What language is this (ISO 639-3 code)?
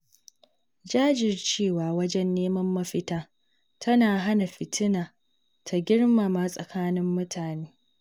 hau